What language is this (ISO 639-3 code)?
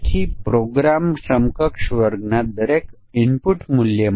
guj